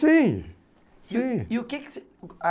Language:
Portuguese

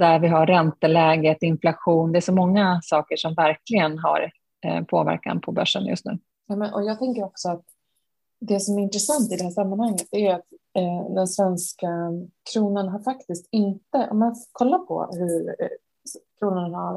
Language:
Swedish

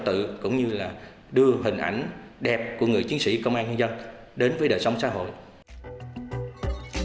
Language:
Vietnamese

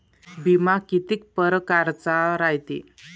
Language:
Marathi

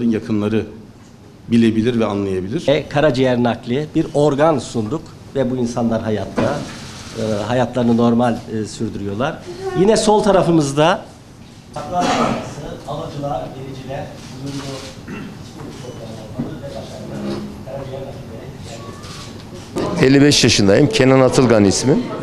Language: Turkish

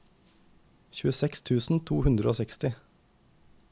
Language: Norwegian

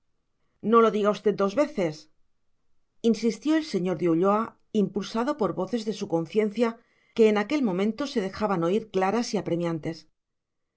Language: Spanish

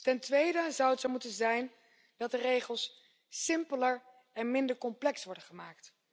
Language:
Dutch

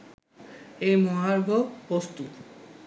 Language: Bangla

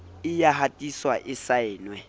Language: Southern Sotho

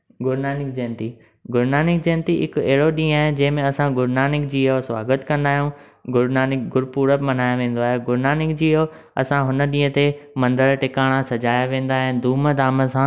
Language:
Sindhi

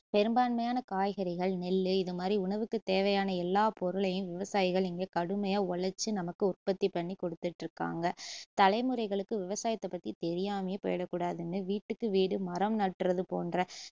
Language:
Tamil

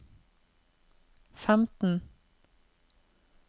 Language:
Norwegian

